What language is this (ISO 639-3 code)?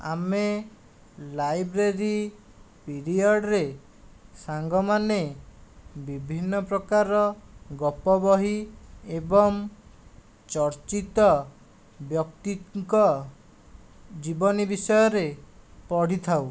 ori